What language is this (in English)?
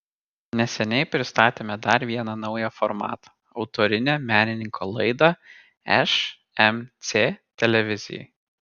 Lithuanian